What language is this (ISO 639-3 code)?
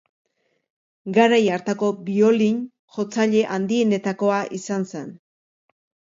eus